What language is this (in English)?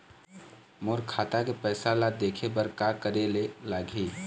Chhattisgarhi